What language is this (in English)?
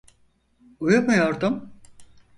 Turkish